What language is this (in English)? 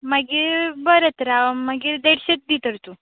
Konkani